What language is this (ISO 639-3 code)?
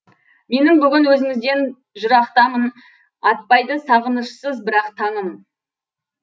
kaz